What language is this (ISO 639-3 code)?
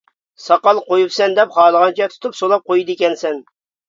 uig